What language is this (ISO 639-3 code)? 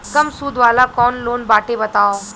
bho